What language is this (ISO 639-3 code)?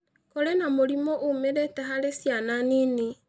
kik